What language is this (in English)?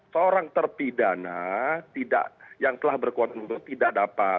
Indonesian